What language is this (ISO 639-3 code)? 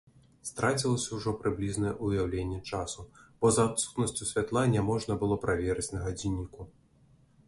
bel